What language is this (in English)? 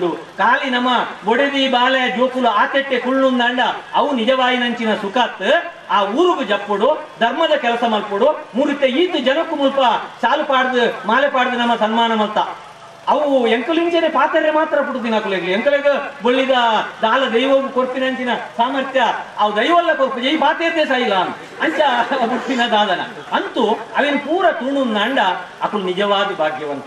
Kannada